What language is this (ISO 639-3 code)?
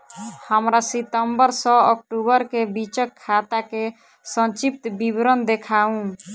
mai